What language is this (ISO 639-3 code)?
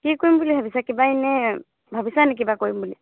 asm